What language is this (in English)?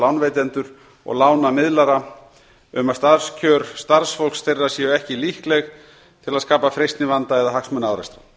Icelandic